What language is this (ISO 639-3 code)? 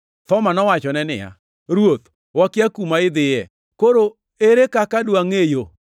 luo